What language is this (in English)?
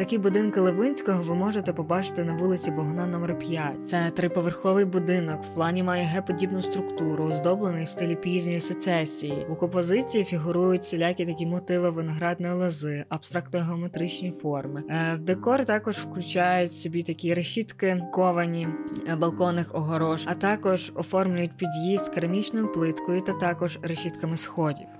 Ukrainian